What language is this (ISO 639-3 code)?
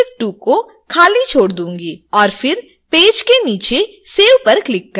hin